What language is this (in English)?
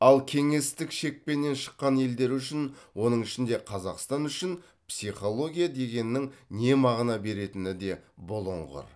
Kazakh